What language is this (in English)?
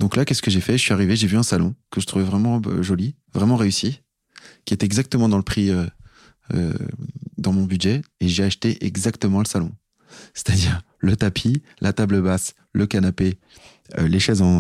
French